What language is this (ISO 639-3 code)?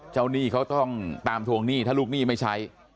tha